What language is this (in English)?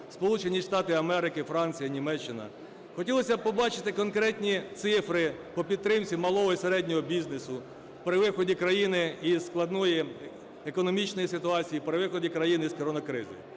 Ukrainian